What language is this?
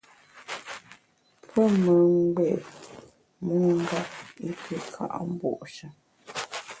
Bamun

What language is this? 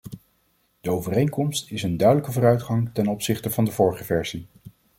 Dutch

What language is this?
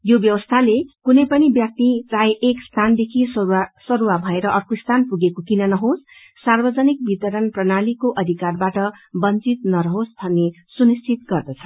Nepali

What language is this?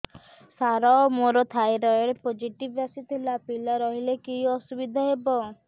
Odia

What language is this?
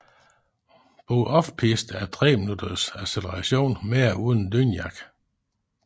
Danish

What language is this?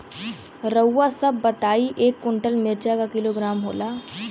Bhojpuri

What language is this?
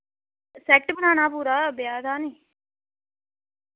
Dogri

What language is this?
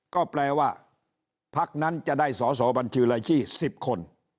Thai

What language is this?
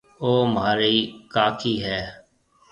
Marwari (Pakistan)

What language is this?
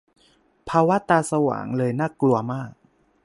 Thai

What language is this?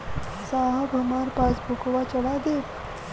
Bhojpuri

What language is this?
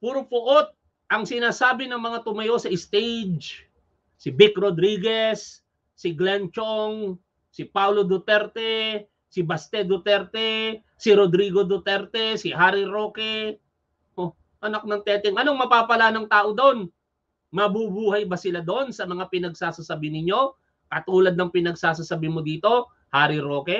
Filipino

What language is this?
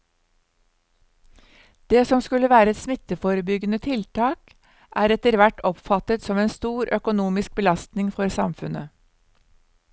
Norwegian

